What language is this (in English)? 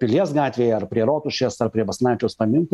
Lithuanian